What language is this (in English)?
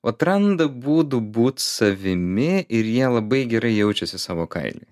Lithuanian